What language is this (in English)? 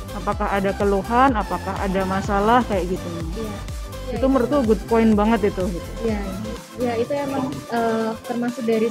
Indonesian